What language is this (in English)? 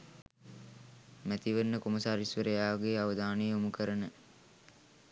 Sinhala